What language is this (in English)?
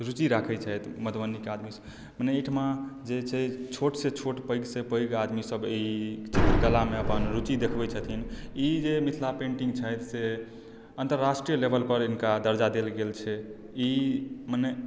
Maithili